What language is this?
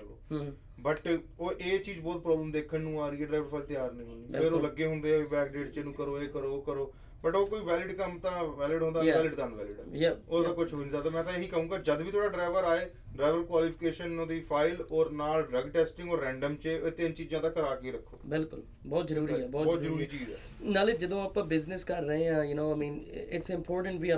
Punjabi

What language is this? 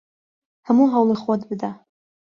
Central Kurdish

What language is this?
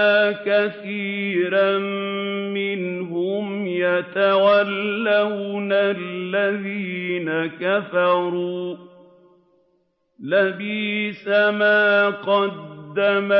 Arabic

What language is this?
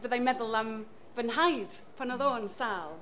Welsh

